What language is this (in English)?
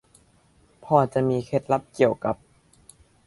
Thai